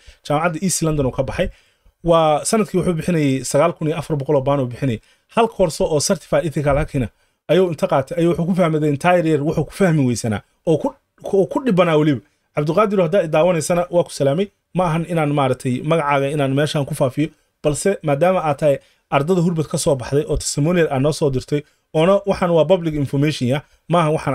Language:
Arabic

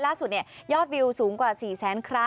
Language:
Thai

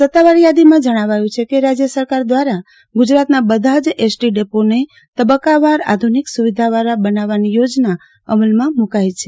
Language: Gujarati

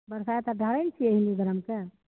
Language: Maithili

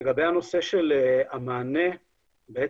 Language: Hebrew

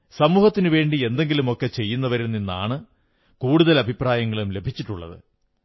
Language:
Malayalam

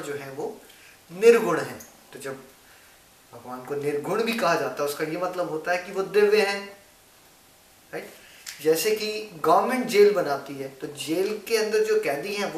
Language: Hindi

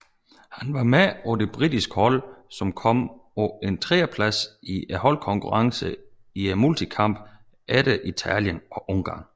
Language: Danish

